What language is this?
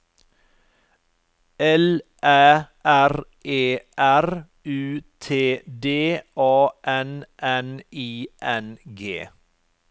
Norwegian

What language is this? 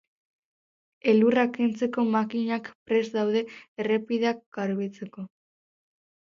Basque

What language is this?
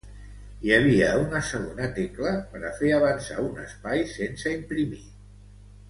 Catalan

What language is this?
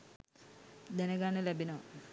Sinhala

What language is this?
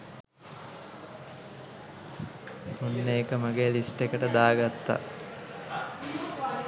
Sinhala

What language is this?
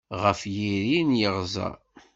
Kabyle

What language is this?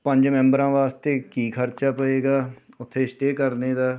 Punjabi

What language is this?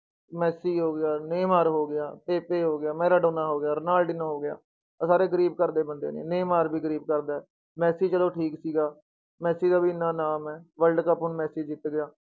Punjabi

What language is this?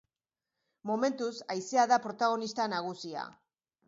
Basque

